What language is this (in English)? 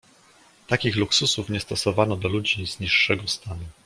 Polish